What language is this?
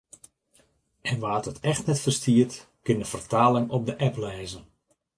Western Frisian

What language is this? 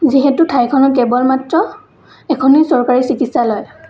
Assamese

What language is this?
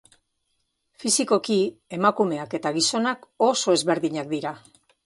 Basque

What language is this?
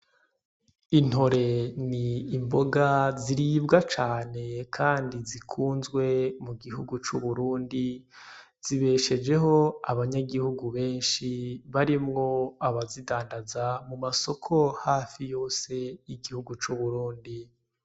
Rundi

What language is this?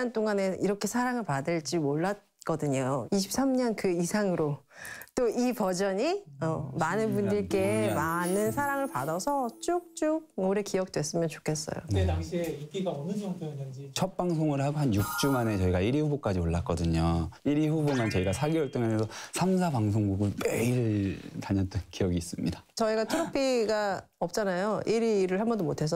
Korean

